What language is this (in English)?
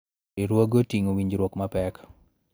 Luo (Kenya and Tanzania)